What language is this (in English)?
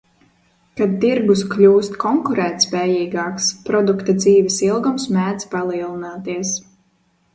Latvian